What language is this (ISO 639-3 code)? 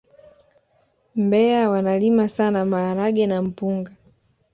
swa